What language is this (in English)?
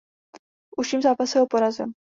Czech